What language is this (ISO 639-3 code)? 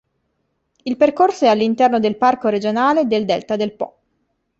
ita